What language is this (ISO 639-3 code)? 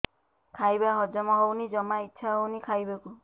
ori